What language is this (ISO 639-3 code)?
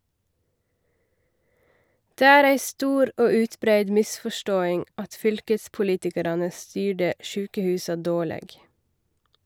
nor